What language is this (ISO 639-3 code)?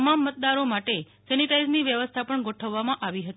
guj